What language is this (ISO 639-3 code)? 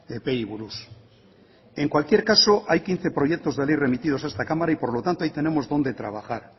spa